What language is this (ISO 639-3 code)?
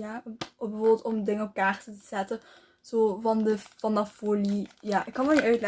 nld